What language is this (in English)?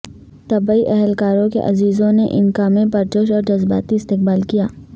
Urdu